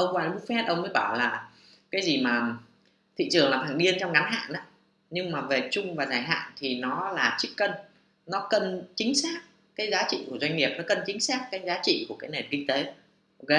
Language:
Vietnamese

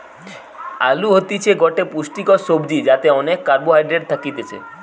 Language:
Bangla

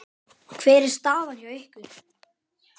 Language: Icelandic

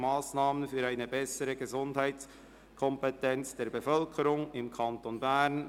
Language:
Swiss German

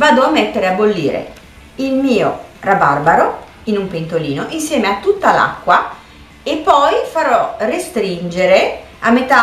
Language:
Italian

